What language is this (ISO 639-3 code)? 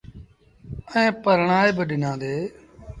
sbn